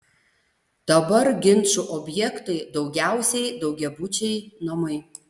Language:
Lithuanian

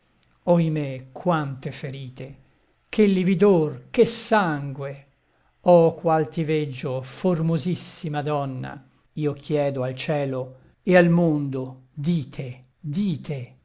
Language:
Italian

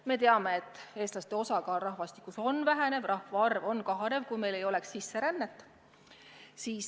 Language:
Estonian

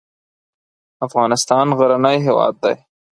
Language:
Pashto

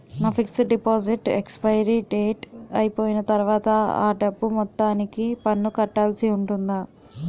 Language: Telugu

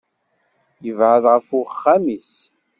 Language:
Kabyle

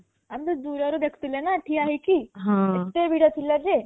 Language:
Odia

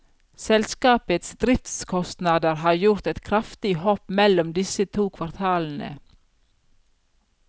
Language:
Norwegian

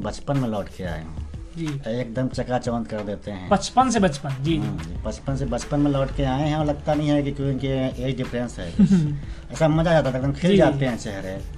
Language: Hindi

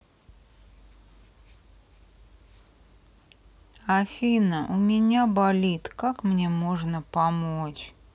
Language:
Russian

